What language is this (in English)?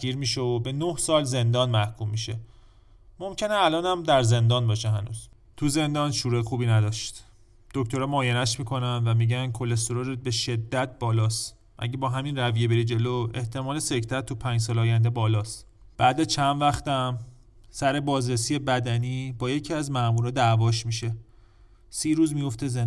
Persian